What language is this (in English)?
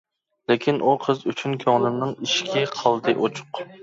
Uyghur